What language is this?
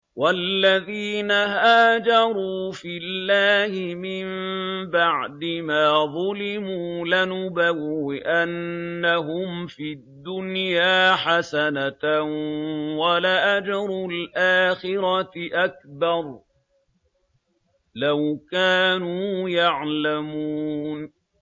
Arabic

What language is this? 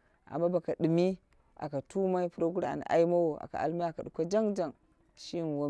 Dera (Nigeria)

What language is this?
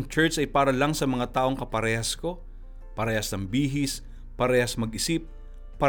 Filipino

